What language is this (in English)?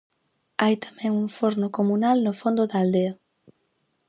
Galician